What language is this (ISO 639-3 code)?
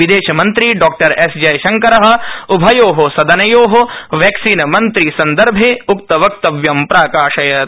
san